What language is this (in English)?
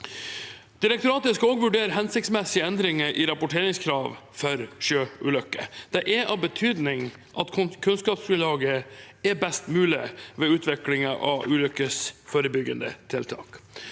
Norwegian